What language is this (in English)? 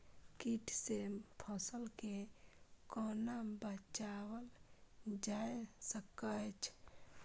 Maithili